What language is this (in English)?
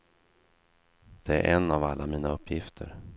Swedish